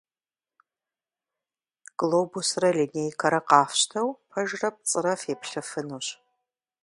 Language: Kabardian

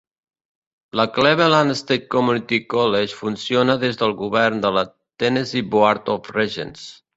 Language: Catalan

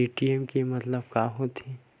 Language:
Chhattisgarhi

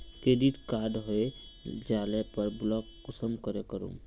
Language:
Magahi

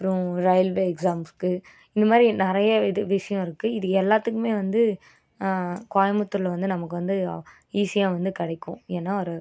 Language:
Tamil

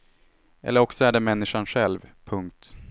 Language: Swedish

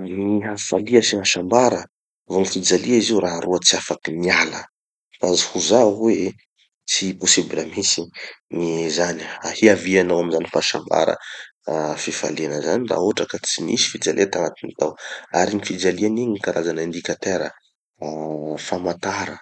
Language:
Tanosy Malagasy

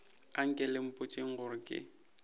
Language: Northern Sotho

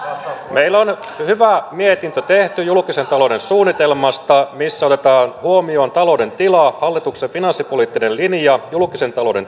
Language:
Finnish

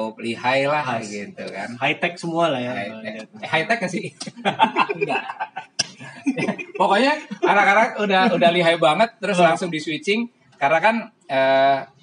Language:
Indonesian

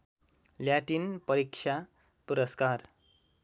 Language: Nepali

